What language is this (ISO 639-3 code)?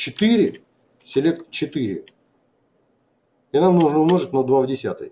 rus